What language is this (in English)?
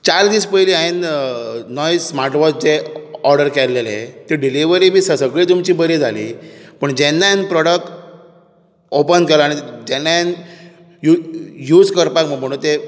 Konkani